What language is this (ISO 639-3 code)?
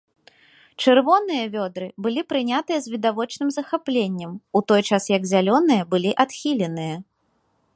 bel